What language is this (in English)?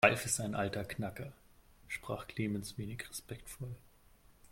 German